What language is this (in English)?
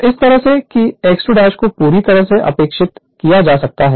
Hindi